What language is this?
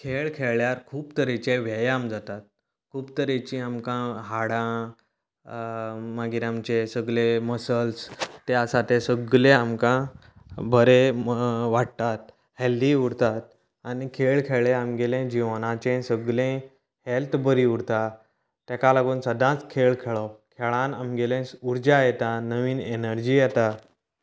Konkani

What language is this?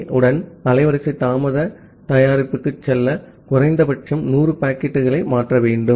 Tamil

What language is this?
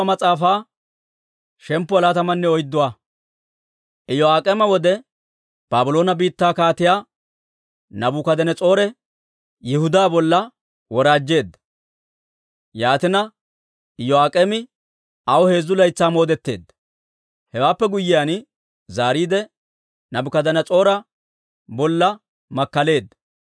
Dawro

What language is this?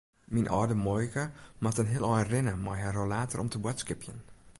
Western Frisian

